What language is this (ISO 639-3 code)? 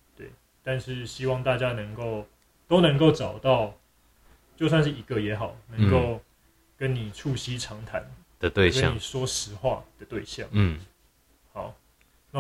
zho